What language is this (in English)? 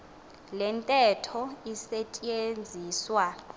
Xhosa